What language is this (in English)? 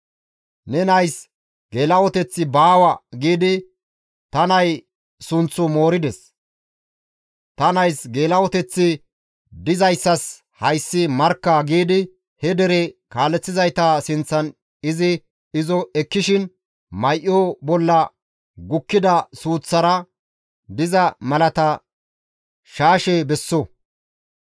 Gamo